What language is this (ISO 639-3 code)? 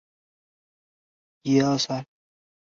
zho